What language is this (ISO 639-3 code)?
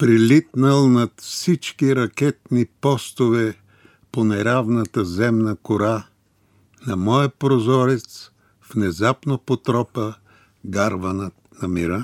bul